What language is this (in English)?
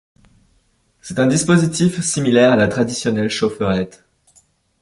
French